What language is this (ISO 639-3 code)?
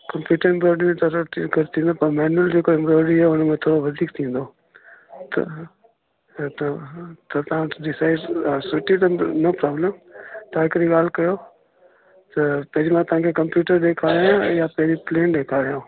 snd